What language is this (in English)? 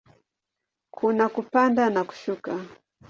Swahili